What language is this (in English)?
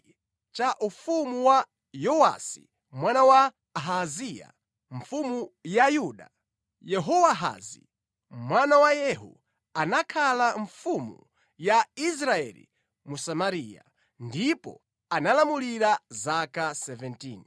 Nyanja